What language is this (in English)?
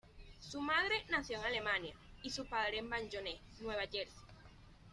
Spanish